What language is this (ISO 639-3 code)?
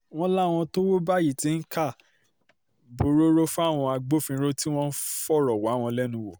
yor